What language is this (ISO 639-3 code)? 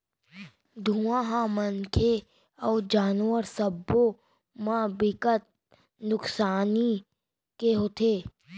hne